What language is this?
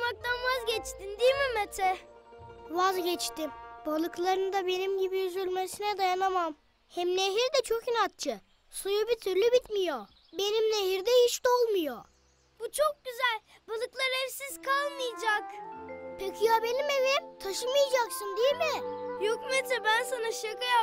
Turkish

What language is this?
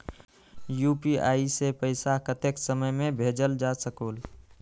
Magahi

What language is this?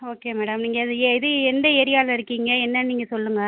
Tamil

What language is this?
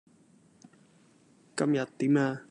Cantonese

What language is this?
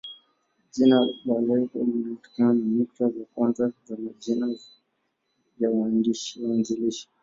Swahili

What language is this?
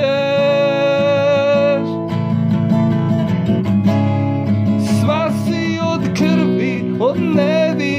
Polish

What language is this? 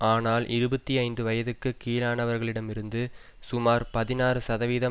Tamil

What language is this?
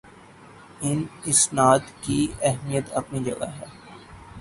Urdu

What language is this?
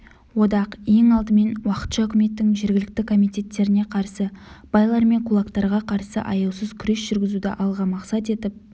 Kazakh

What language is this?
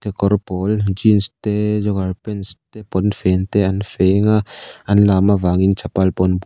Mizo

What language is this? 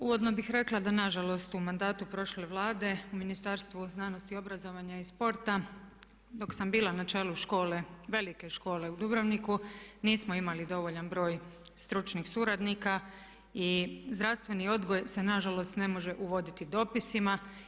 Croatian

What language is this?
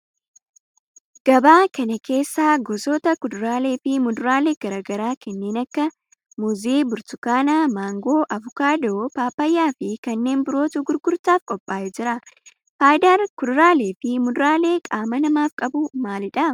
Oromo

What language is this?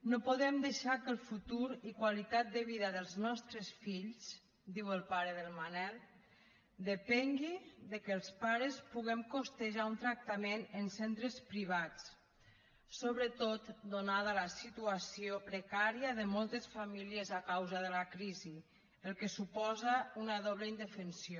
Catalan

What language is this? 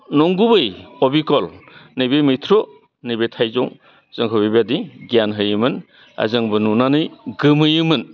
Bodo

